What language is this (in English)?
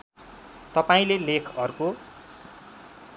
Nepali